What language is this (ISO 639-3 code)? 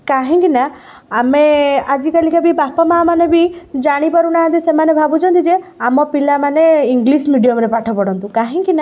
ori